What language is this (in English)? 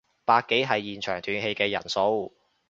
Cantonese